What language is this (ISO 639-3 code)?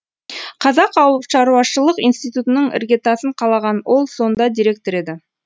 kaz